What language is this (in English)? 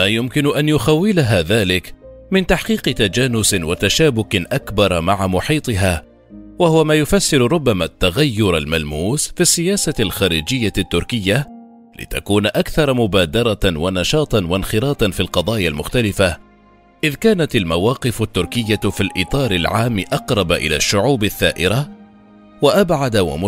Arabic